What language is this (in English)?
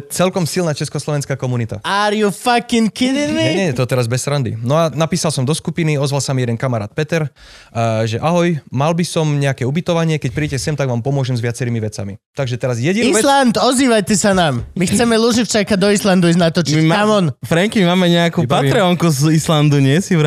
Slovak